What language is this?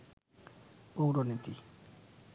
Bangla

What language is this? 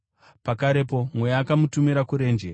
Shona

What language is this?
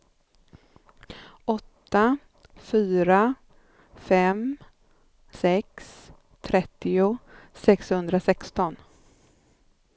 Swedish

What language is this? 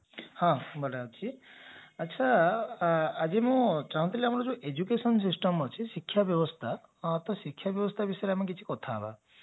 Odia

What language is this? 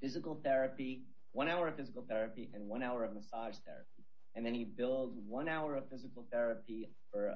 English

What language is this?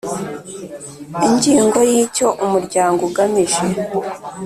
Kinyarwanda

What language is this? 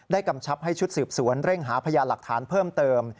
Thai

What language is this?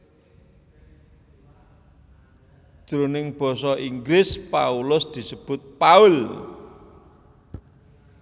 Javanese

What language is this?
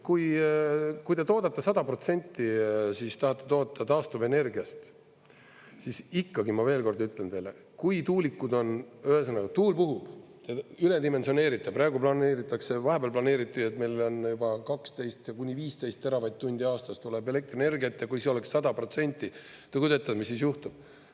Estonian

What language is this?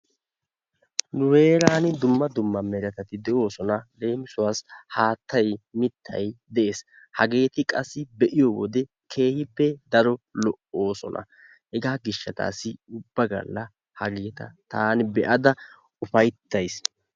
Wolaytta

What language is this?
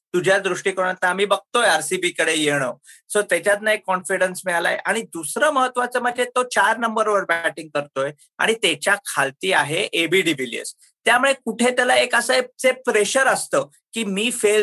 Marathi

